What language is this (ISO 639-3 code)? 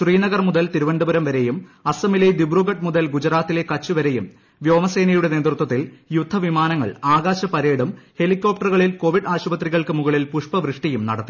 mal